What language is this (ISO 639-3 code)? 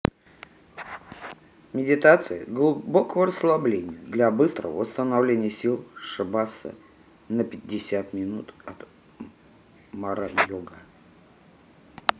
rus